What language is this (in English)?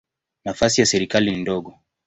Swahili